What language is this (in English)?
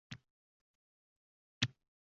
Uzbek